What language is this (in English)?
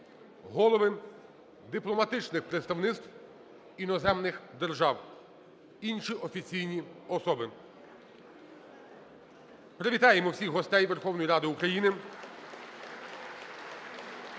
Ukrainian